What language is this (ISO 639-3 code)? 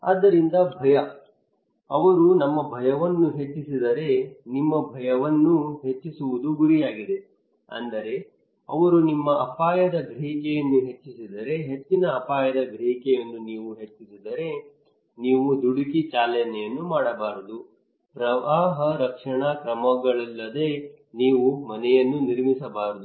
kan